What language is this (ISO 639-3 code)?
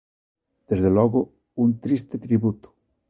glg